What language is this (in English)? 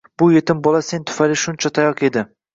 Uzbek